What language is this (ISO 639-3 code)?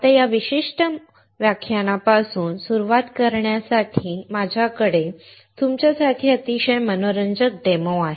mar